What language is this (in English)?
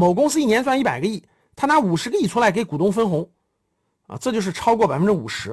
Chinese